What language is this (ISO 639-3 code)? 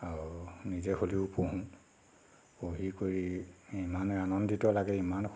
asm